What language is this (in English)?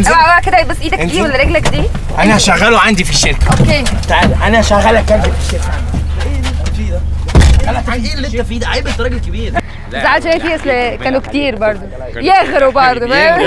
Arabic